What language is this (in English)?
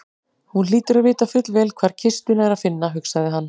Icelandic